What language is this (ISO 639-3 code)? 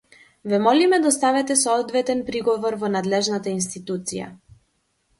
mkd